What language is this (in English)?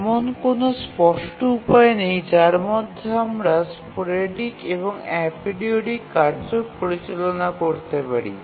Bangla